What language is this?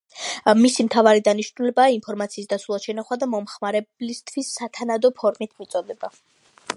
Georgian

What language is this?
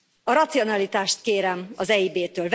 Hungarian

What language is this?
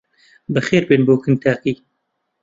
Central Kurdish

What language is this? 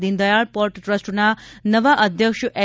Gujarati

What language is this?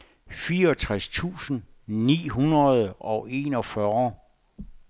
Danish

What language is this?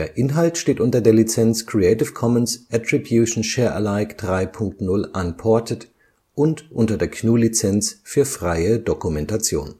German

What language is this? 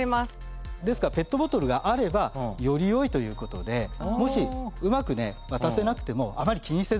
Japanese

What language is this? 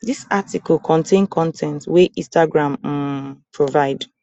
Nigerian Pidgin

